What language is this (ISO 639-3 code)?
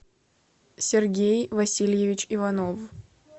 rus